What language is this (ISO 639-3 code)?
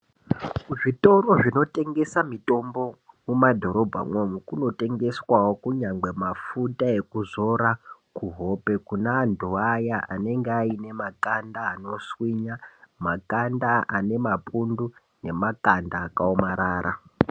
ndc